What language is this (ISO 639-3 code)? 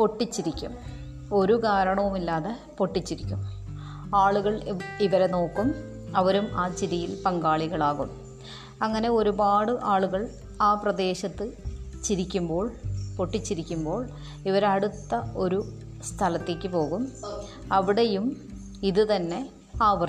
mal